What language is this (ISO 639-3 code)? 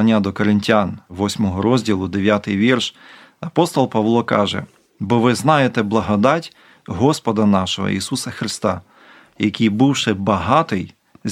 ukr